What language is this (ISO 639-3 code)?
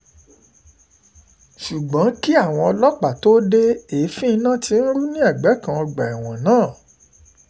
yor